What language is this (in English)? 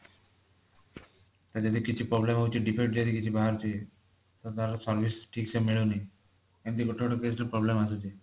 Odia